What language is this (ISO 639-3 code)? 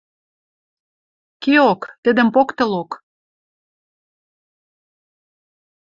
mrj